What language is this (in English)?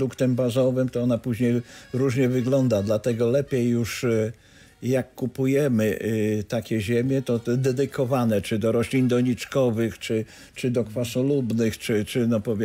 Polish